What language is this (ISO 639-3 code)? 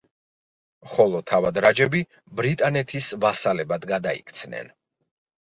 kat